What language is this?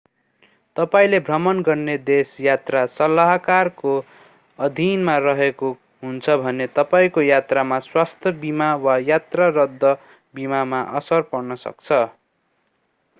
Nepali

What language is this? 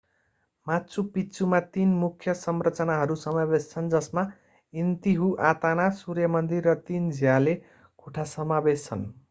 Nepali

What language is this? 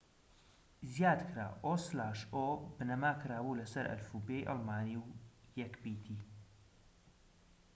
Central Kurdish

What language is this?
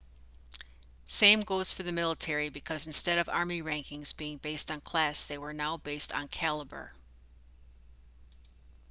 English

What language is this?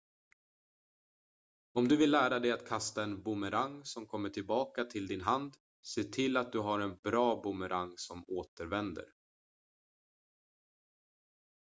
Swedish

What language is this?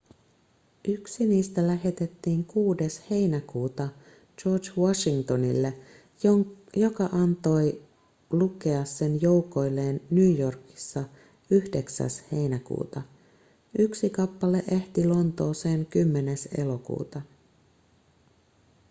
Finnish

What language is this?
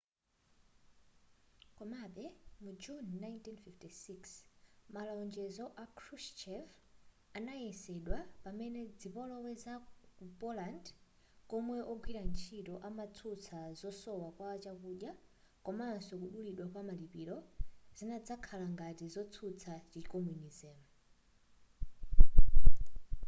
Nyanja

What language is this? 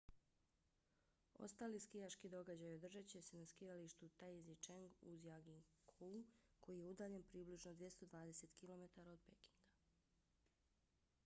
Bosnian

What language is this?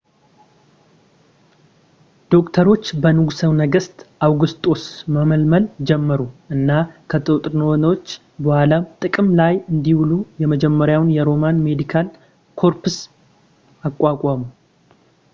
Amharic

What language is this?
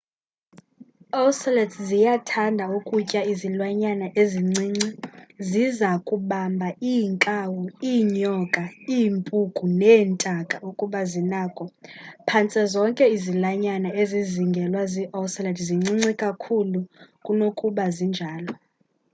Xhosa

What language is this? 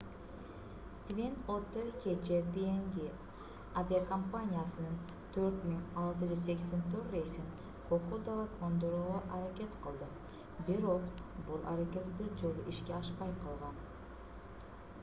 Kyrgyz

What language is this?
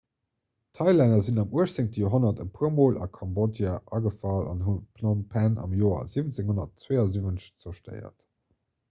Luxembourgish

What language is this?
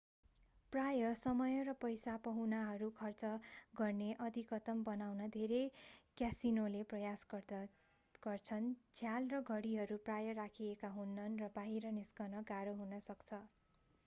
Nepali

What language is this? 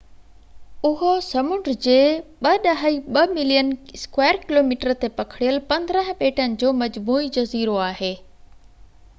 Sindhi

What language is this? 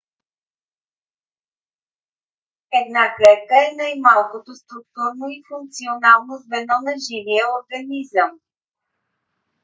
Bulgarian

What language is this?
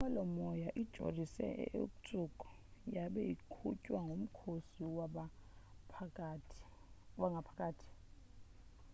Xhosa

